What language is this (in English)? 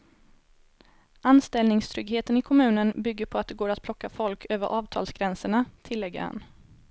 Swedish